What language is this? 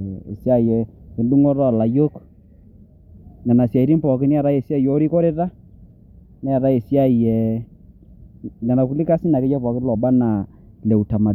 Masai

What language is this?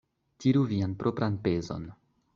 Esperanto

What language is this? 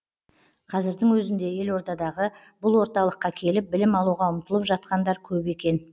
Kazakh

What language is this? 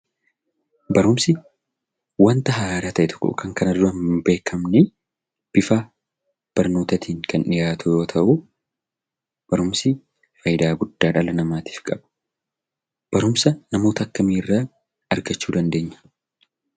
Oromo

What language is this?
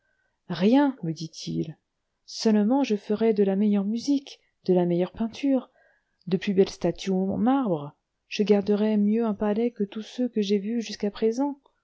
French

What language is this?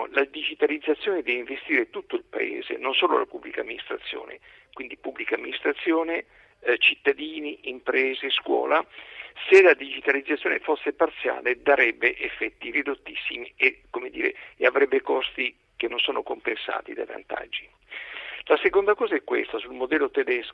Italian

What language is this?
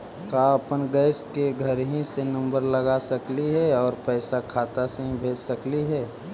Magahi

